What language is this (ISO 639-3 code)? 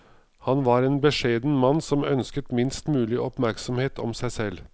nor